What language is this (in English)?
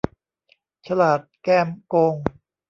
Thai